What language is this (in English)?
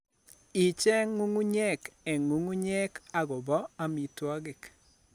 Kalenjin